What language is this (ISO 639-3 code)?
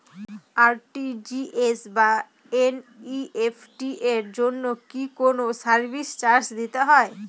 ben